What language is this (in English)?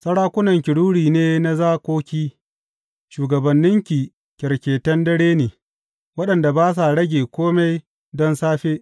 Hausa